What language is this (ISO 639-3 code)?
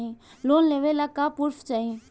bho